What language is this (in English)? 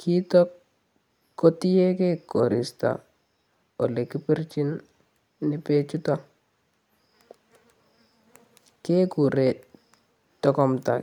Kalenjin